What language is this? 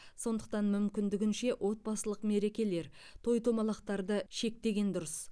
Kazakh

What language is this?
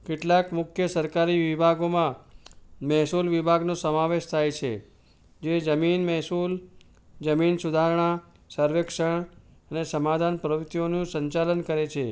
Gujarati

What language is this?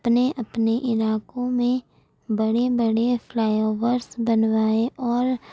Urdu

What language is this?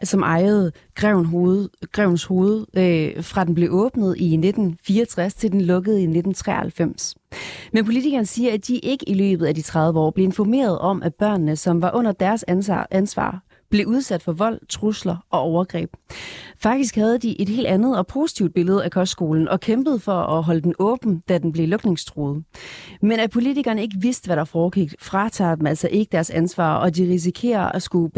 Danish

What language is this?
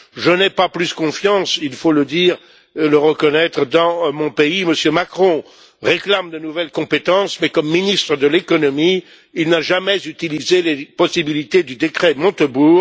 French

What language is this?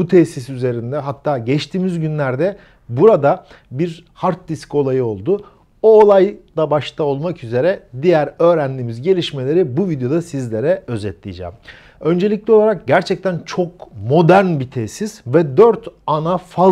Turkish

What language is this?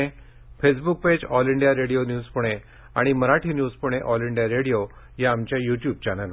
Marathi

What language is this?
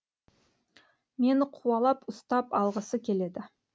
Kazakh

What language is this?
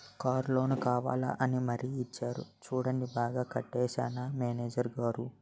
Telugu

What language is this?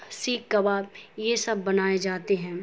Urdu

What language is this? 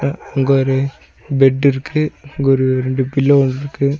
Tamil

